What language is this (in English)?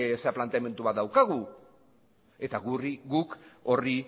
Basque